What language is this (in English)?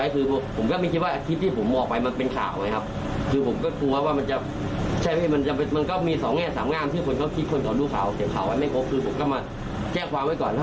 Thai